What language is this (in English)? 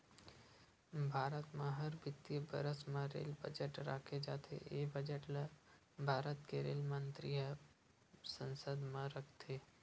Chhattisgarhi